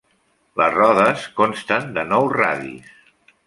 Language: Catalan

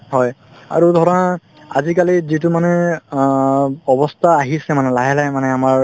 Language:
Assamese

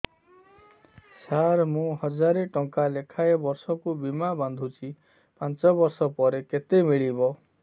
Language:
Odia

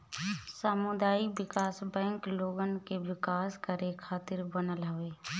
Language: Bhojpuri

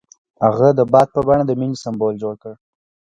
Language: Pashto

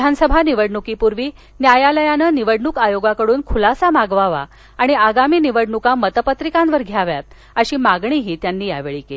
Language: Marathi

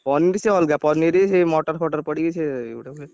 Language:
Odia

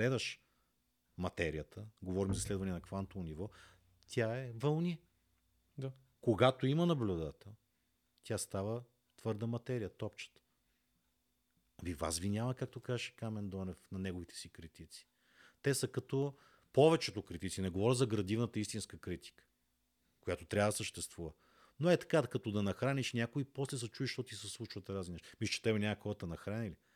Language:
Bulgarian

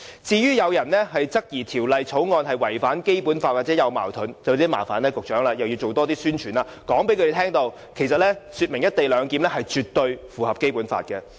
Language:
Cantonese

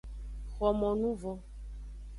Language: Aja (Benin)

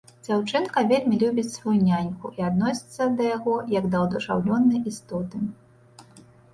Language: Belarusian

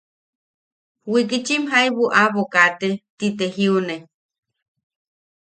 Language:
Yaqui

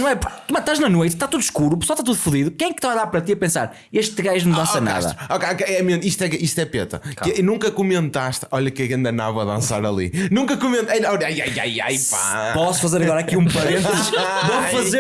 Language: Portuguese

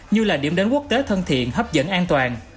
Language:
Vietnamese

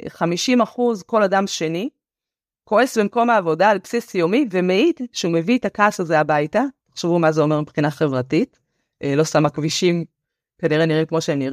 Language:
Hebrew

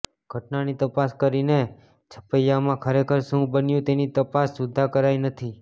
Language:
Gujarati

